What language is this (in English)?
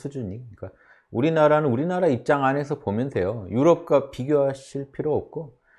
Korean